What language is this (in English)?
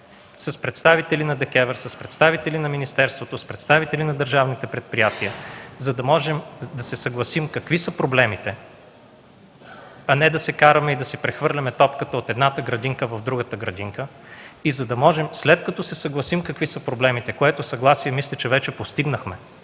Bulgarian